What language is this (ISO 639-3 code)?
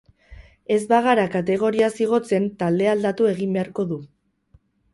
eus